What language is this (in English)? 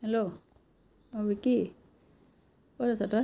Assamese